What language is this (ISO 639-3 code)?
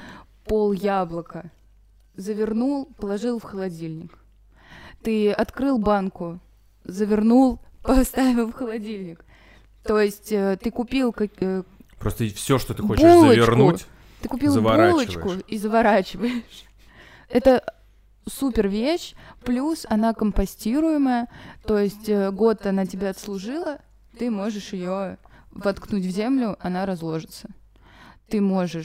rus